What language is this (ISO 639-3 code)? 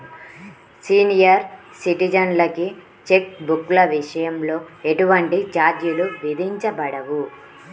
tel